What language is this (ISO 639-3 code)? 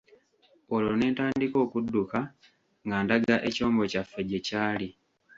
lug